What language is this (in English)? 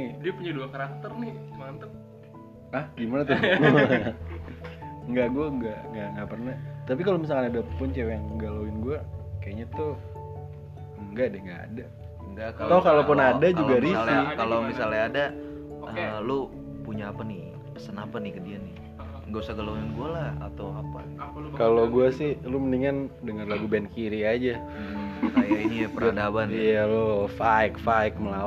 Indonesian